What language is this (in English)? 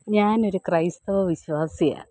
Malayalam